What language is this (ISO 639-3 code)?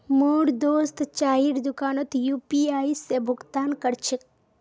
mag